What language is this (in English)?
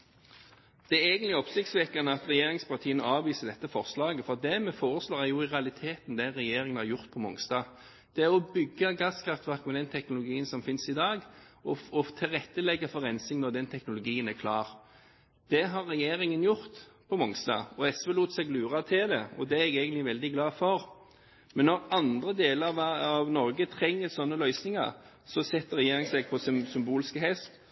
Norwegian Bokmål